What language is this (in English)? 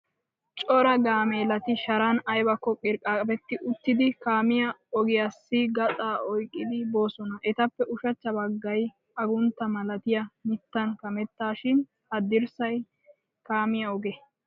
Wolaytta